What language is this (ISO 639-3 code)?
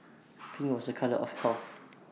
eng